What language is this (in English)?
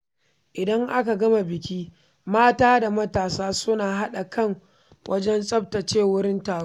Hausa